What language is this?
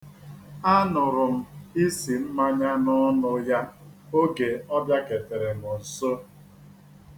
Igbo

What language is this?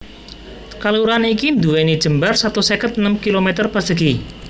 Javanese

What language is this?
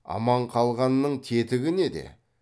Kazakh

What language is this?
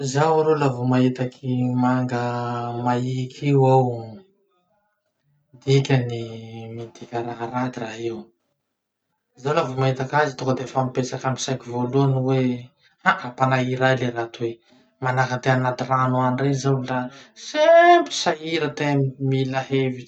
Masikoro Malagasy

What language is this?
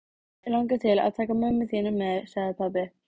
Icelandic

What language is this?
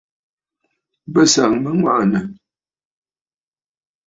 Bafut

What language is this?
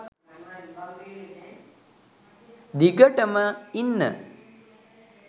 Sinhala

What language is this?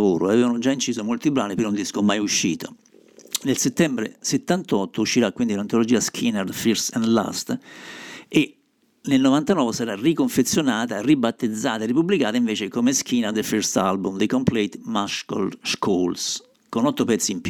Italian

